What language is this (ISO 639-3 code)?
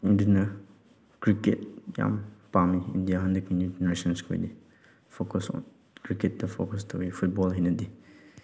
mni